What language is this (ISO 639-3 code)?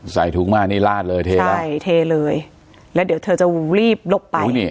tha